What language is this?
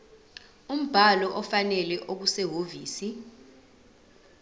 Zulu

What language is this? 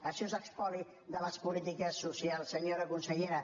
Catalan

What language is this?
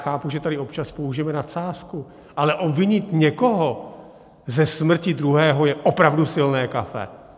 Czech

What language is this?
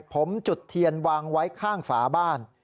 Thai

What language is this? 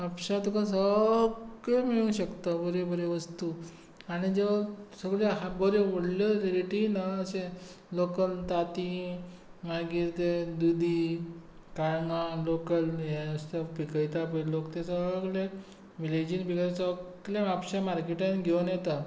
Konkani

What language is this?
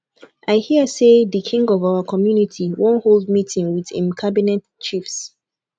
Nigerian Pidgin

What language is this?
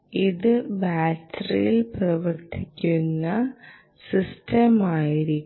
Malayalam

